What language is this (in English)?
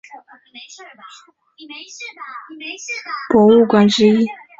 Chinese